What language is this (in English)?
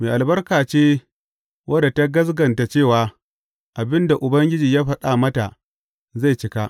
Hausa